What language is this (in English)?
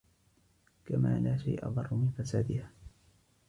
Arabic